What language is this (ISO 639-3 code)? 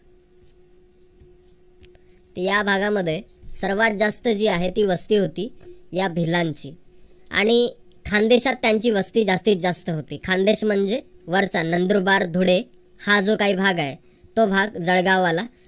mar